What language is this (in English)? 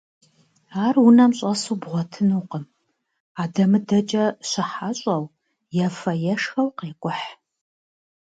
Kabardian